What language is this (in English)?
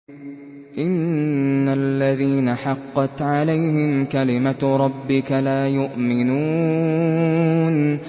Arabic